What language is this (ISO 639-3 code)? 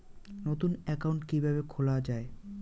ben